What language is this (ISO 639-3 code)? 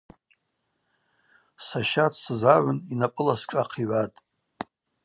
abq